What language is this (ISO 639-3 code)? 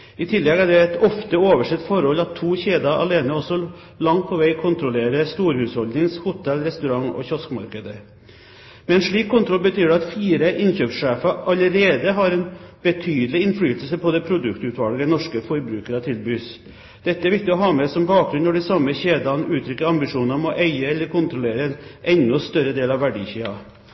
nob